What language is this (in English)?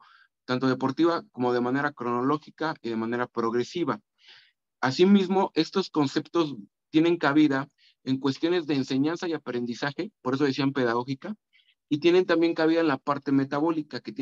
Spanish